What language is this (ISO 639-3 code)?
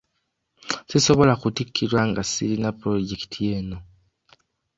lug